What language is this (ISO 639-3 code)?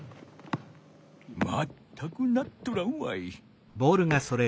jpn